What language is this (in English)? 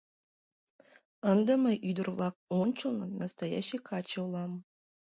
Mari